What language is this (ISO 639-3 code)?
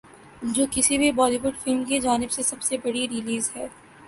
urd